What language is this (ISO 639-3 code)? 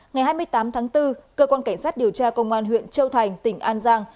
vie